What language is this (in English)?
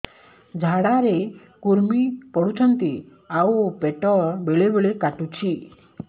Odia